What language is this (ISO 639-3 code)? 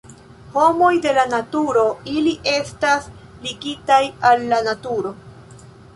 epo